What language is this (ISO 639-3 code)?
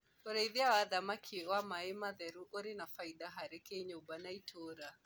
kik